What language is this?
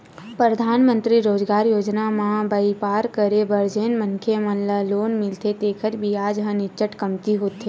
Chhattisgarhi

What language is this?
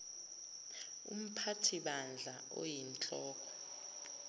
Zulu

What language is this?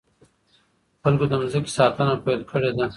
Pashto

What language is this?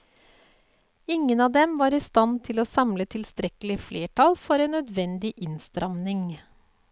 Norwegian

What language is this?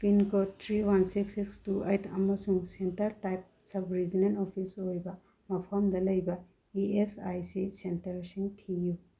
Manipuri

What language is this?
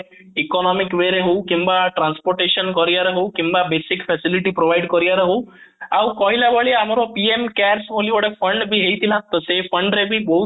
Odia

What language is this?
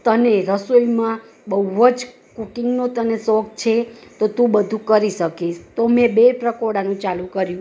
Gujarati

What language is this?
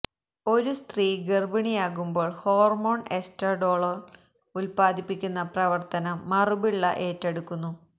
Malayalam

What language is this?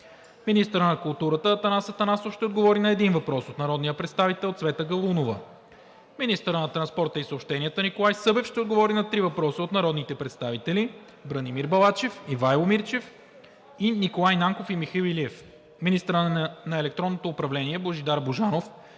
Bulgarian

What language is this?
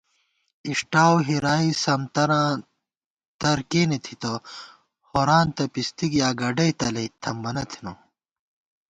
Gawar-Bati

